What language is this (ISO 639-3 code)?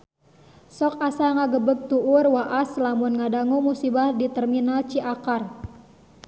sun